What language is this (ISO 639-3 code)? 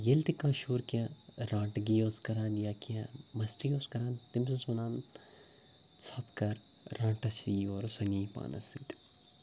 kas